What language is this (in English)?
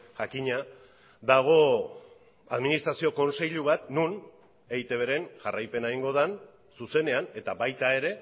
Basque